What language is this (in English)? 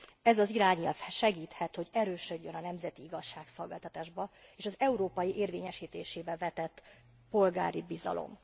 Hungarian